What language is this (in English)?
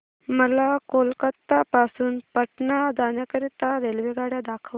Marathi